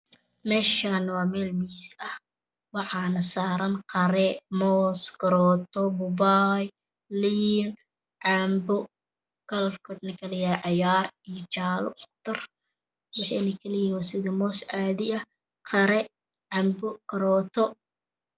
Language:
Somali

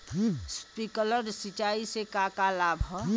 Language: Bhojpuri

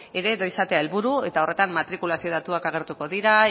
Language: Basque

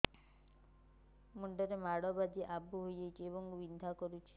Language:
Odia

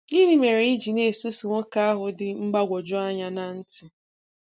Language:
Igbo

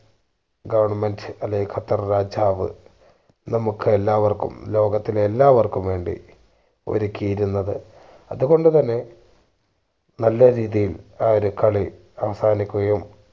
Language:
Malayalam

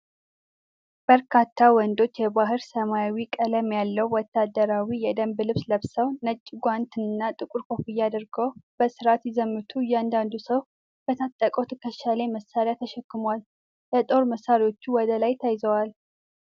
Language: Amharic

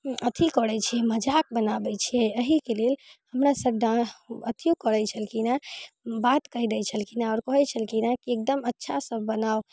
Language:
Maithili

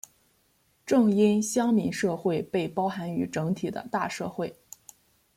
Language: Chinese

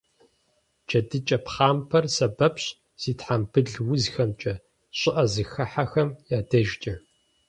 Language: Kabardian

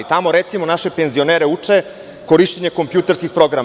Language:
Serbian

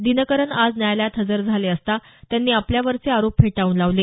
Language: Marathi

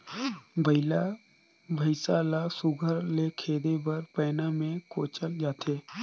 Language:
Chhattisgarhi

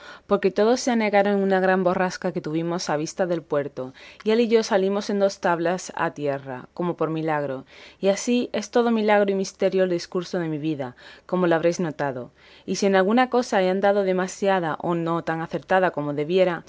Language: Spanish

